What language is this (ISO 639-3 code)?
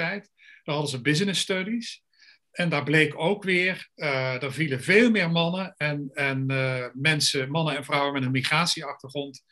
nld